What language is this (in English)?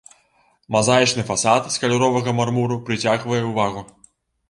Belarusian